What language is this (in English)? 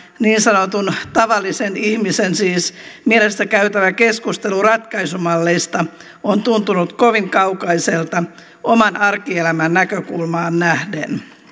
Finnish